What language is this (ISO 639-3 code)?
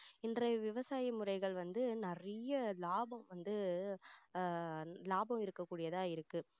tam